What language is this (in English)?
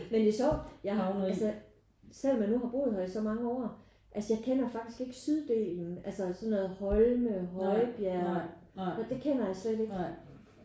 Danish